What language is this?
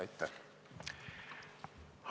Estonian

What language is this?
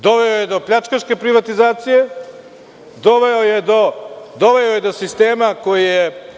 Serbian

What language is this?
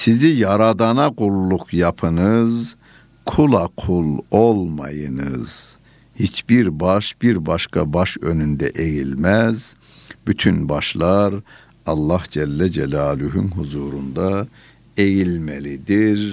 Turkish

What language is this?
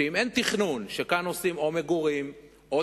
Hebrew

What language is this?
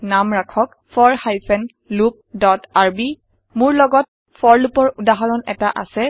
Assamese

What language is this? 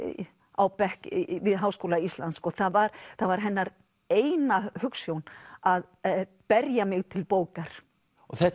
Icelandic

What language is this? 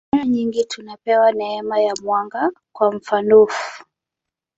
Swahili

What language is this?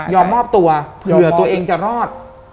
Thai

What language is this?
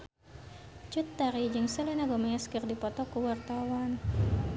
Sundanese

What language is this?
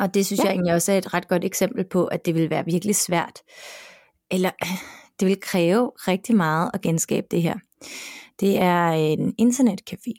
Danish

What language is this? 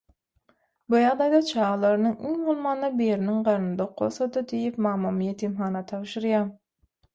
Turkmen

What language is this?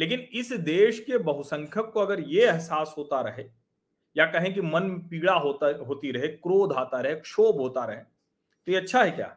Hindi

